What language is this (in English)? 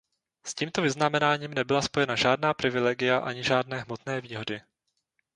Czech